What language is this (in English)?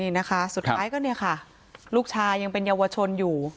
Thai